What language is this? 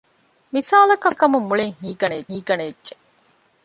Divehi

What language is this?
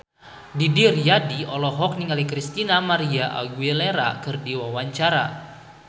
Sundanese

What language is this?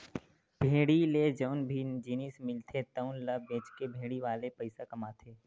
Chhattisgarhi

